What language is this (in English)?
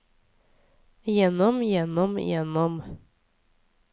Norwegian